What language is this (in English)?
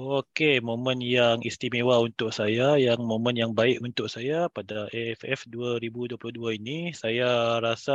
Malay